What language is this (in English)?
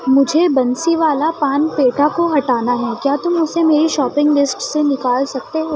Urdu